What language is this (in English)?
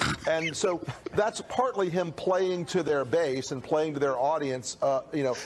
Persian